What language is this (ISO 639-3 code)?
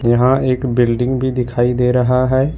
hin